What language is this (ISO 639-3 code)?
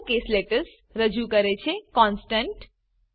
guj